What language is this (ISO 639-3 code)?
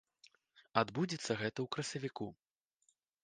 bel